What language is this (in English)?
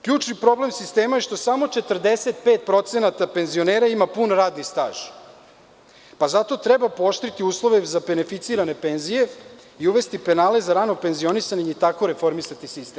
Serbian